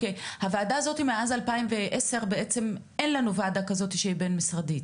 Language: Hebrew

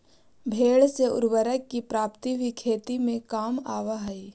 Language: Magahi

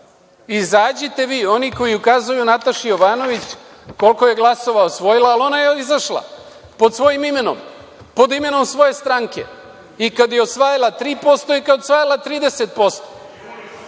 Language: Serbian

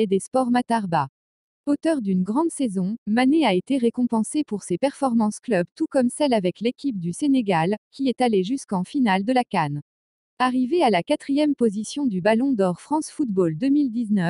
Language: French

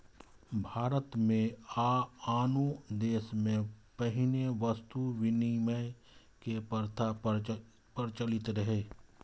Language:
Maithili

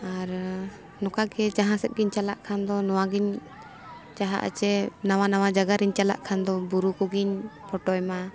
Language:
Santali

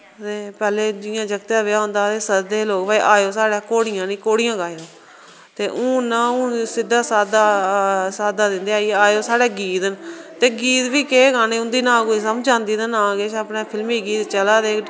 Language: Dogri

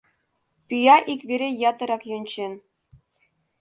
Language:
Mari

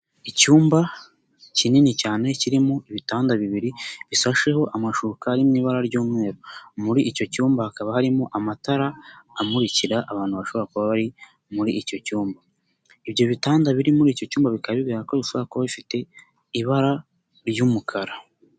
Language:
Kinyarwanda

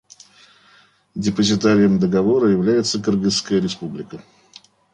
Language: Russian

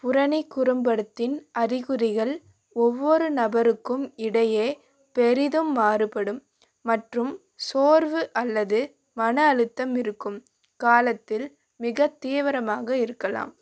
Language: Tamil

